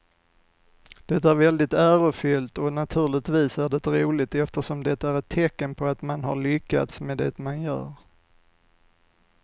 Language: Swedish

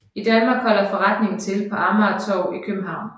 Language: Danish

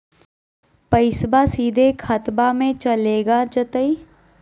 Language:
Magahi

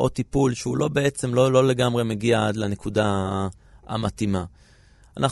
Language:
Hebrew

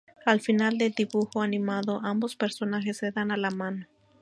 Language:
Spanish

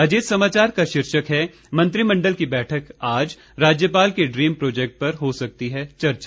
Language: Hindi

